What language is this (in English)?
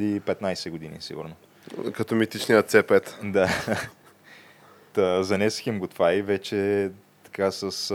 Bulgarian